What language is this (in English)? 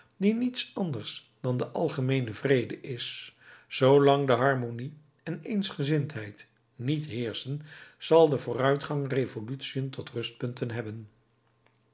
Dutch